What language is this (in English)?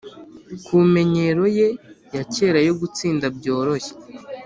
Kinyarwanda